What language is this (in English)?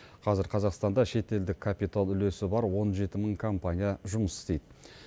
Kazakh